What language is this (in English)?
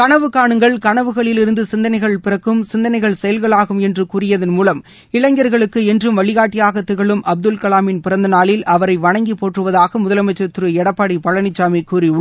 Tamil